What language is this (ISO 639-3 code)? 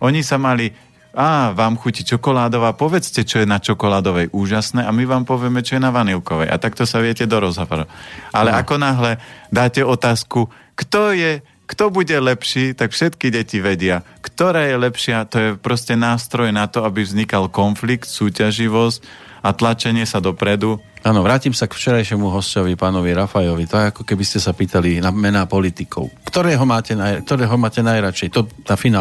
slk